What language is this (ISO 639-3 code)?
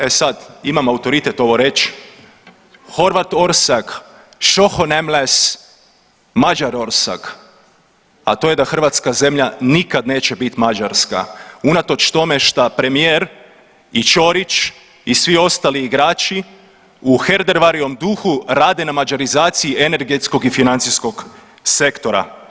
hrv